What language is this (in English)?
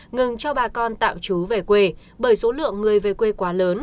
Vietnamese